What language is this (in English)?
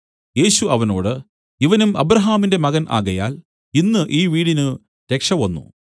Malayalam